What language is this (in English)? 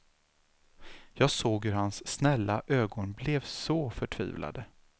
Swedish